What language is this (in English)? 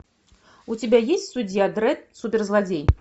Russian